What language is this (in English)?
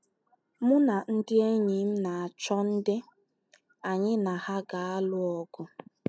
Igbo